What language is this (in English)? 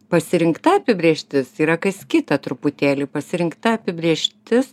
Lithuanian